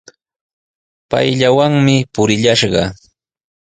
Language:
Sihuas Ancash Quechua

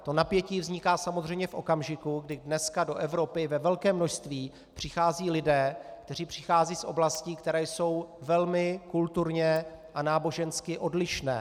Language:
Czech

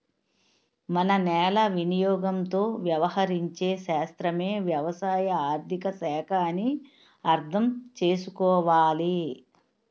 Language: Telugu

